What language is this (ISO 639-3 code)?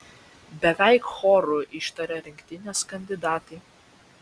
lit